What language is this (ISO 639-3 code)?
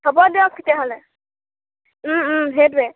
asm